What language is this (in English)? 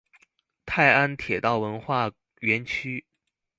Chinese